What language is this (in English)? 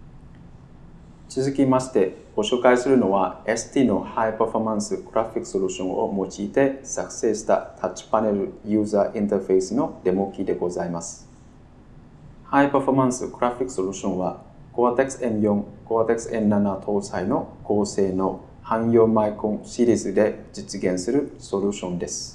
Japanese